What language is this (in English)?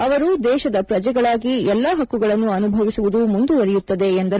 Kannada